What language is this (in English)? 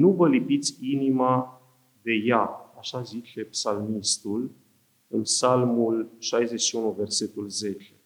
Romanian